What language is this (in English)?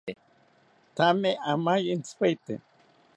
South Ucayali Ashéninka